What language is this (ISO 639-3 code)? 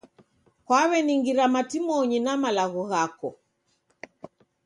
dav